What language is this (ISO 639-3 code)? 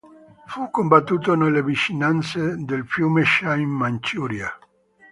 ita